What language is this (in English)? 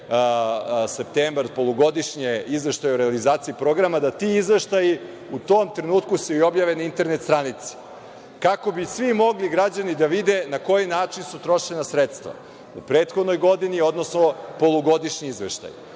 Serbian